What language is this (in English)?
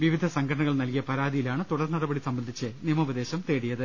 Malayalam